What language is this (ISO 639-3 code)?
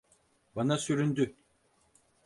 tur